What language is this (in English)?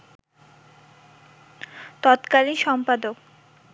Bangla